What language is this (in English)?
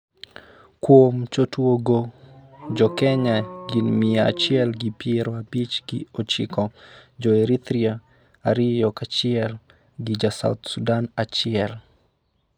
Luo (Kenya and Tanzania)